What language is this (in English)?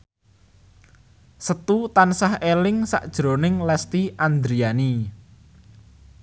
Javanese